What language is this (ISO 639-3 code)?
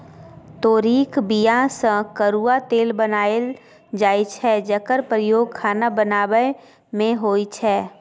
mai